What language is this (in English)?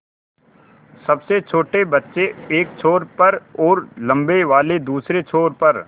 Hindi